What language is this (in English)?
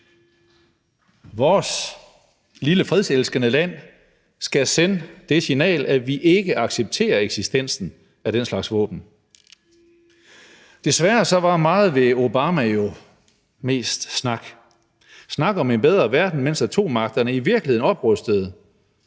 Danish